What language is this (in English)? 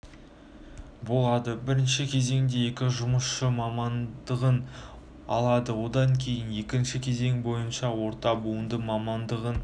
Kazakh